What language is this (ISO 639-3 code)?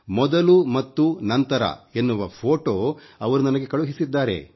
kan